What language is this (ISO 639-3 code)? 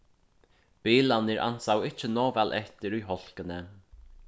fao